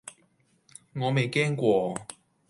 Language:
Cantonese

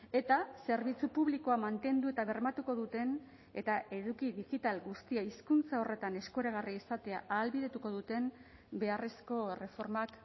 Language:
Basque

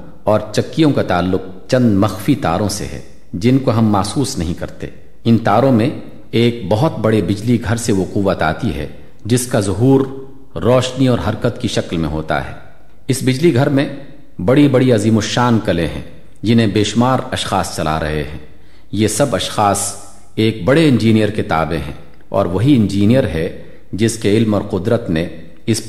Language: Urdu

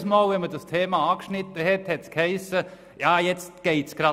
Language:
Swiss German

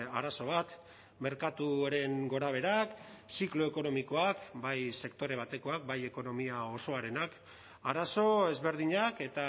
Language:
Basque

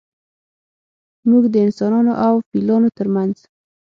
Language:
Pashto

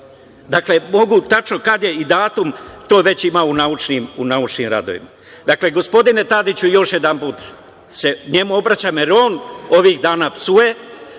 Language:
Serbian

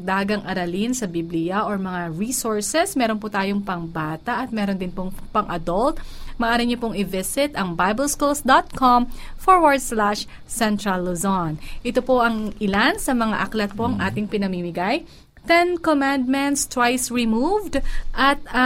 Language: Filipino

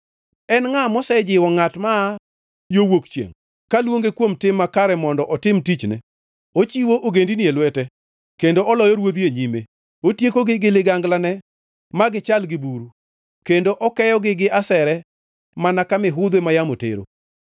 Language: Luo (Kenya and Tanzania)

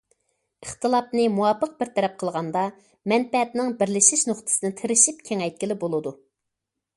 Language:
Uyghur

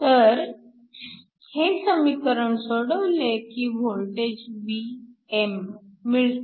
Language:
Marathi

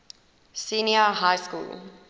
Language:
English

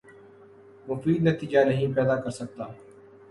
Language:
Urdu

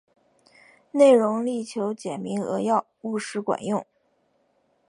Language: Chinese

